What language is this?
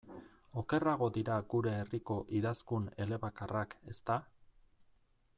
Basque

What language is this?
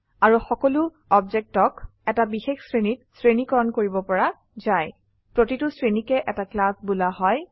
Assamese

